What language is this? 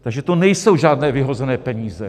Czech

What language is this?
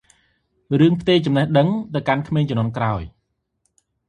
Khmer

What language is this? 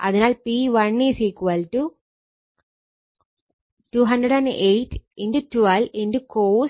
Malayalam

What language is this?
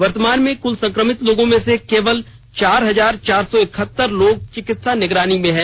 Hindi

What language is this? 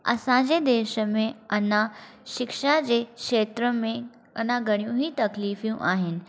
Sindhi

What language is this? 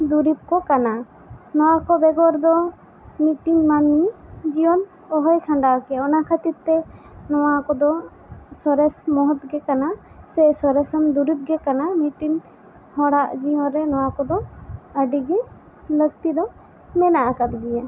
Santali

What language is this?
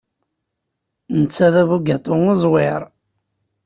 Kabyle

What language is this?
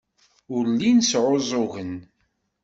Kabyle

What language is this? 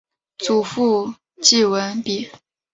Chinese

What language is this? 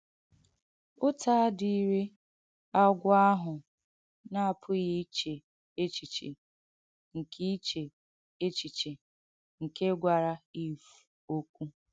Igbo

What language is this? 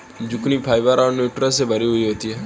Hindi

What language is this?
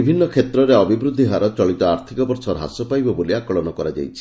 Odia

